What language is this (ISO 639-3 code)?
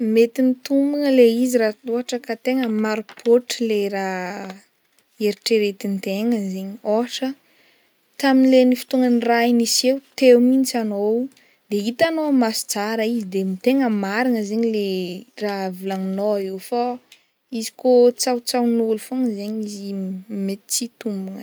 bmm